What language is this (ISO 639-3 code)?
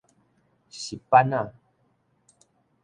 nan